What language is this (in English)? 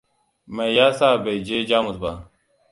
Hausa